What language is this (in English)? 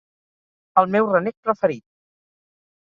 Catalan